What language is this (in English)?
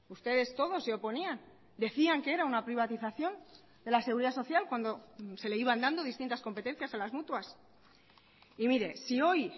Spanish